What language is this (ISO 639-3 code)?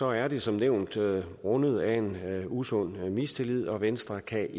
dan